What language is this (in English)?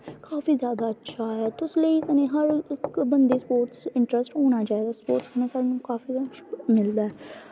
Dogri